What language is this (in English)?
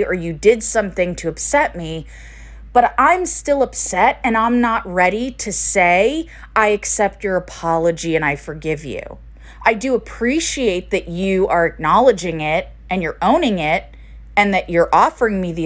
English